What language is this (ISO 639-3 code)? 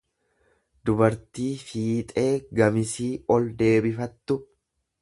orm